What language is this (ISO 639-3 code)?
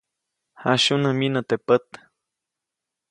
zoc